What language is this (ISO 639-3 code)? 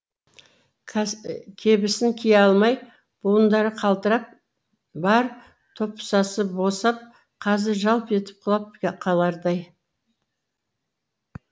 kaz